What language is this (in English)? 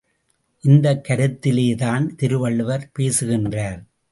Tamil